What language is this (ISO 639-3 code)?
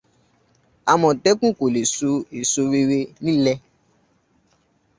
yor